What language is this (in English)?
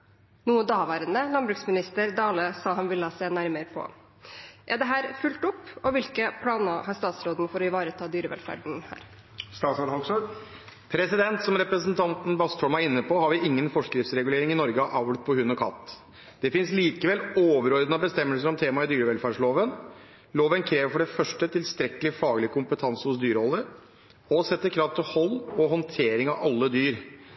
Norwegian Bokmål